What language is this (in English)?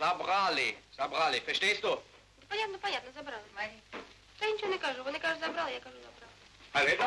Russian